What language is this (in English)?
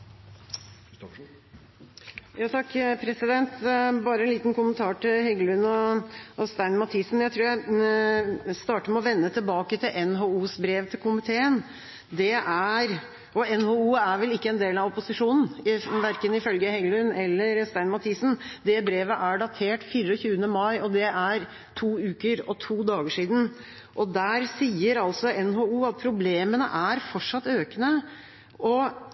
Norwegian Bokmål